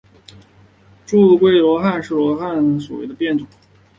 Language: Chinese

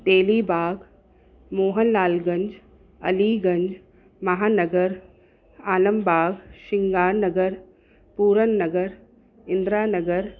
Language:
Sindhi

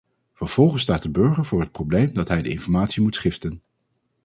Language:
Dutch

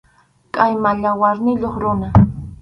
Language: Arequipa-La Unión Quechua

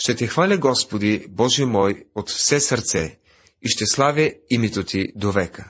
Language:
Bulgarian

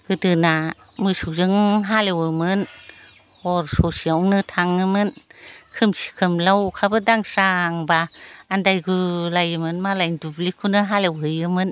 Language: Bodo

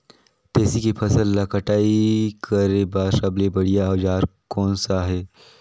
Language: Chhattisgarhi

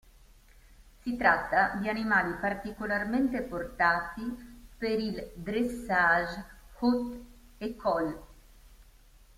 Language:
Italian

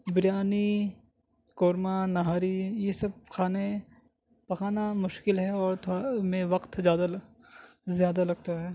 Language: Urdu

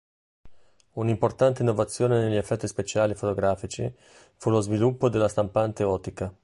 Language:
Italian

